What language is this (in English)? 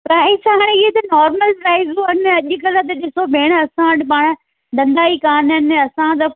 Sindhi